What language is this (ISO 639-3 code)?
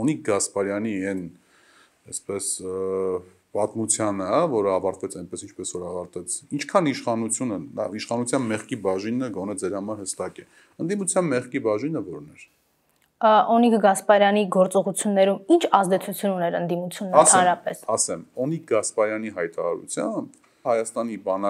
ron